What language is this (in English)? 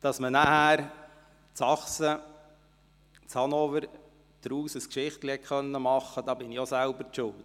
Swiss German